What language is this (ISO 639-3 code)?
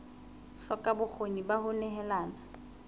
sot